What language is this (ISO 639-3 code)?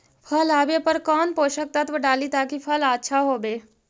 mag